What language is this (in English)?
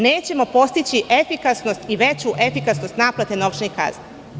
Serbian